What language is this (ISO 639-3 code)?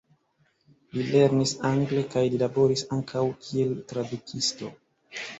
epo